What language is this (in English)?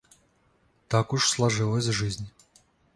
Russian